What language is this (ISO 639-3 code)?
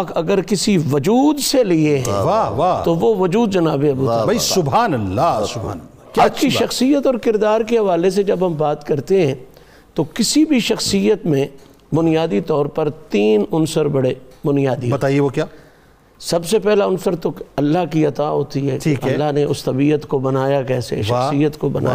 urd